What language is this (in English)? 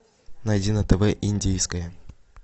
Russian